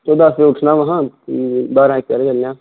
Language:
Dogri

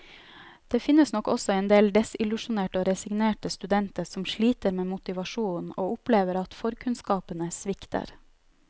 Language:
Norwegian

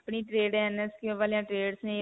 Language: Punjabi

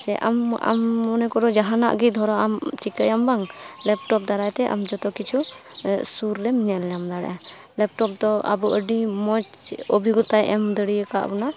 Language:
Santali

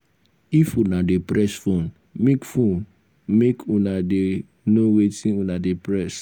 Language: Nigerian Pidgin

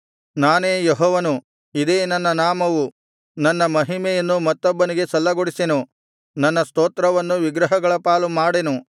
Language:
Kannada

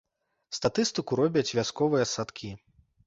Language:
Belarusian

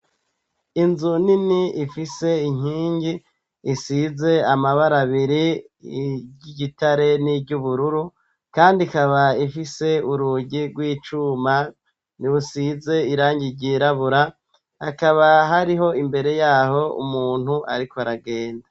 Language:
Rundi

